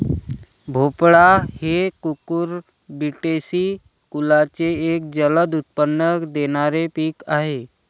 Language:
Marathi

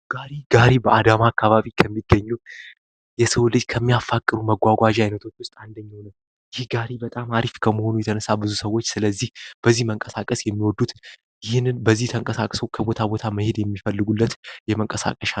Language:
Amharic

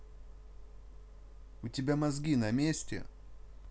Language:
Russian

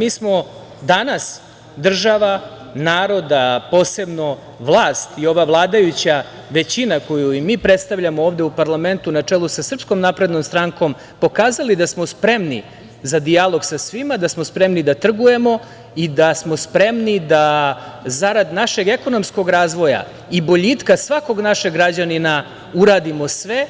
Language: Serbian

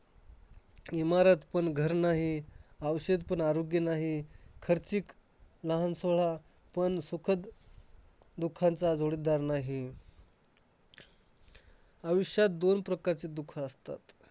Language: Marathi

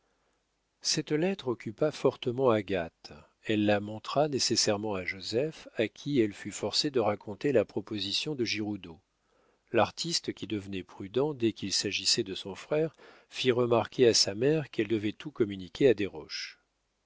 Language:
French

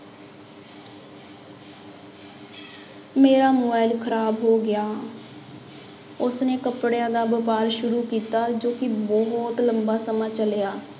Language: Punjabi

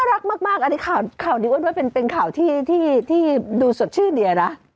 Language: Thai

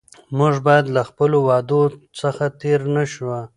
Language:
Pashto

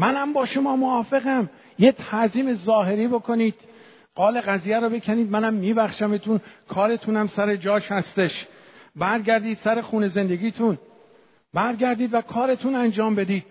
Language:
Persian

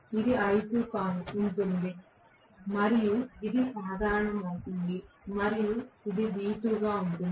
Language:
Telugu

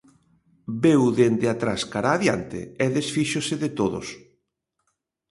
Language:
Galician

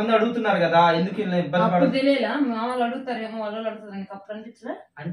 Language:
Romanian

